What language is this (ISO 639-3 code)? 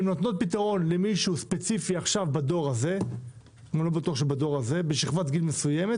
heb